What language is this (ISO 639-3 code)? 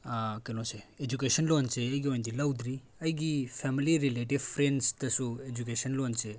mni